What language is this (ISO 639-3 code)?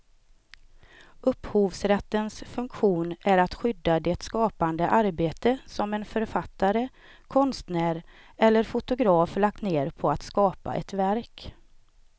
swe